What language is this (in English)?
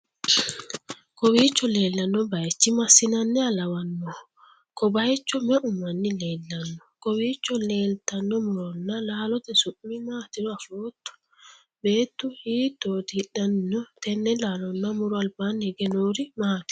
Sidamo